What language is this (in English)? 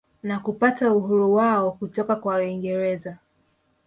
Swahili